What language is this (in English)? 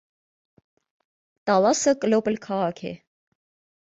Armenian